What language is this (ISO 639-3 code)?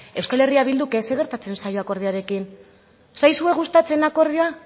eus